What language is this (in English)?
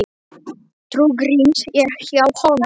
Icelandic